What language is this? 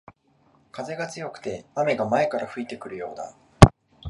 Japanese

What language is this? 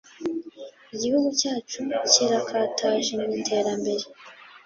Kinyarwanda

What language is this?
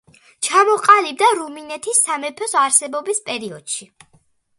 Georgian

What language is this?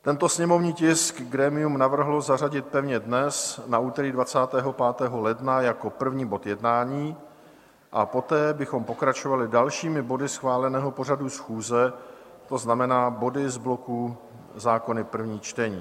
Czech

